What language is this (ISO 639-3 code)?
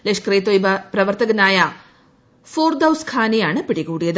mal